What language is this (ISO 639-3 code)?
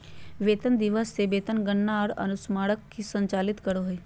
mag